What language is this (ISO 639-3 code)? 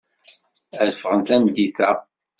kab